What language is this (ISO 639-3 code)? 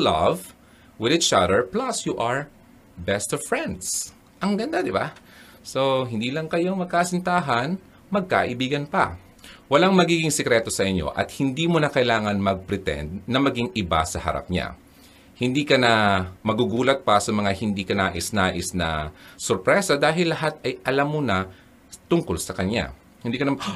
fil